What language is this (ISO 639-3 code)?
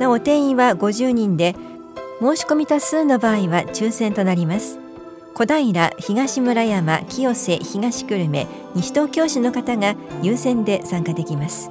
jpn